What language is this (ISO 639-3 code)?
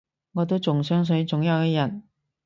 yue